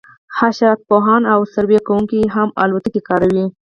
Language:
Pashto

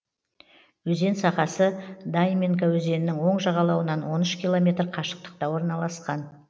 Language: Kazakh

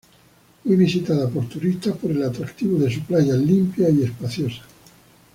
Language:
Spanish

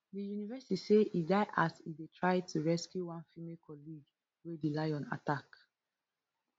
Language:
Nigerian Pidgin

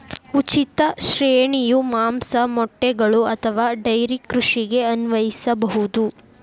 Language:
Kannada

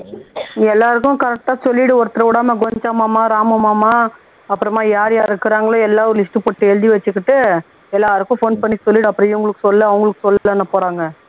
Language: Tamil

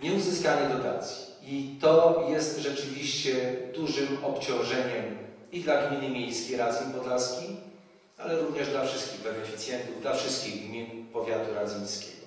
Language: Polish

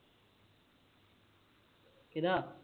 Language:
Punjabi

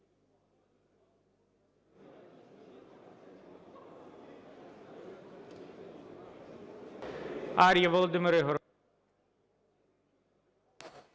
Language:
Ukrainian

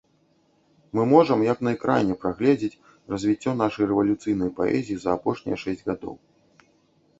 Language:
Belarusian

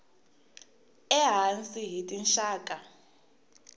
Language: Tsonga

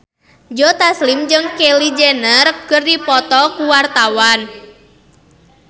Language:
Sundanese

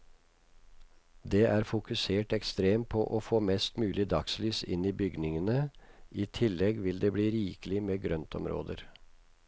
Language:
Norwegian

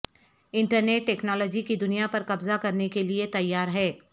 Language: Urdu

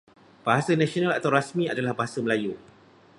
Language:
Malay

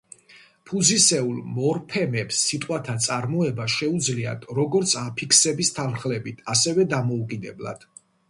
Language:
Georgian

